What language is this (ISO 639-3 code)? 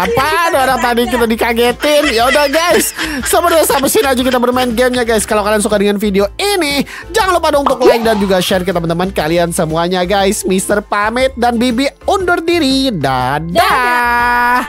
ind